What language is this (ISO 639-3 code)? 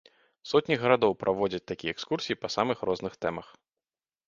bel